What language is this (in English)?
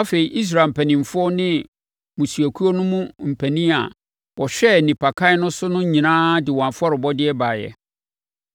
Akan